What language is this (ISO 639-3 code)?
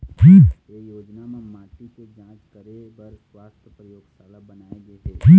hne